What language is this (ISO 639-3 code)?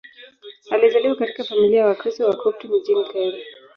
swa